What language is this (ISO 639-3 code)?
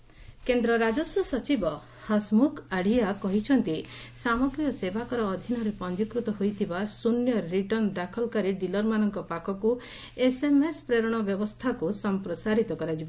ori